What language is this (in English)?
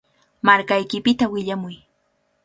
Cajatambo North Lima Quechua